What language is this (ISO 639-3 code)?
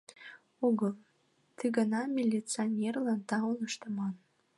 chm